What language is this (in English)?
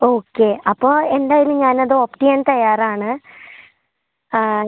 Malayalam